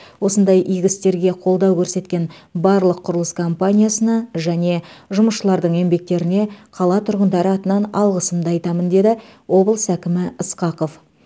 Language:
Kazakh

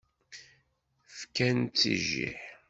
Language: Kabyle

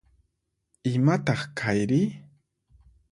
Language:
Puno Quechua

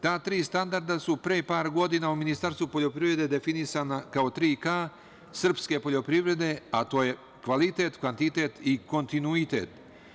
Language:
Serbian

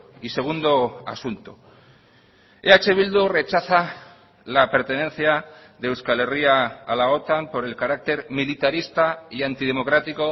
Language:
Spanish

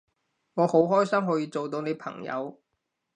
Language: Cantonese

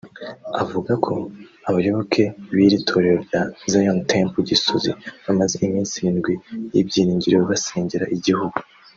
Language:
Kinyarwanda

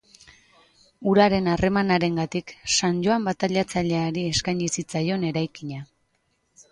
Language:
Basque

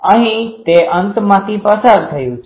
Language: Gujarati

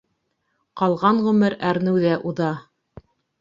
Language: Bashkir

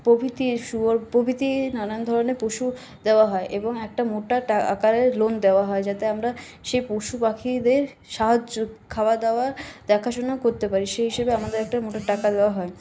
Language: Bangla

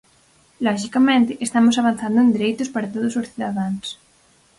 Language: Galician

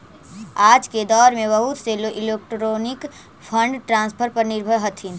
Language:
Magahi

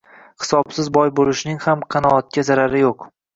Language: Uzbek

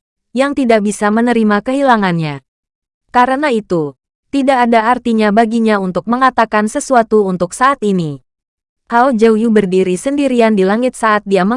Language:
Indonesian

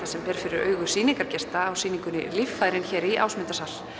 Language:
Icelandic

